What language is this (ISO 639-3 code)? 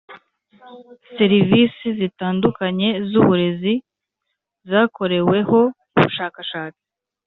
kin